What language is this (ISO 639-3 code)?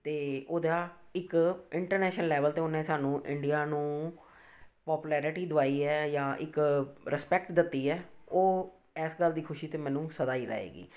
pan